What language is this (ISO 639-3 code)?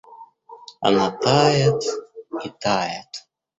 rus